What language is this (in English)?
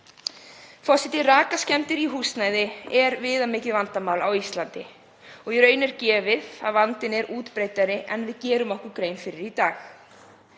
Icelandic